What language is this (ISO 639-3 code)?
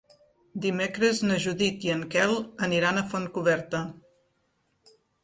cat